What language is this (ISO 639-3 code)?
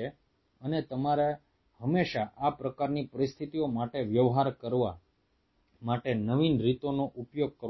guj